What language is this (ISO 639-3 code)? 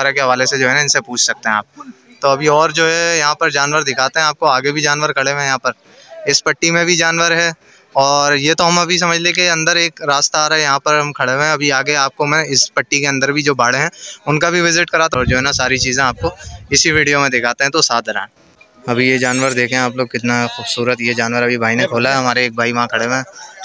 hin